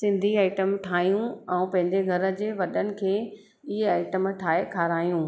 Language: Sindhi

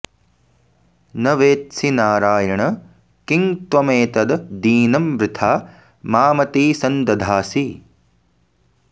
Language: Sanskrit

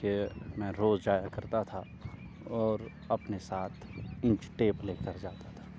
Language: Urdu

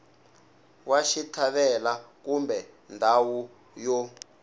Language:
Tsonga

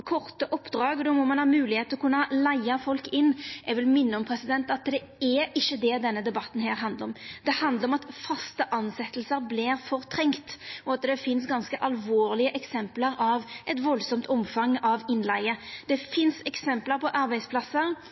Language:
Norwegian Nynorsk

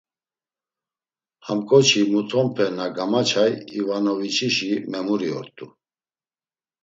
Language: Laz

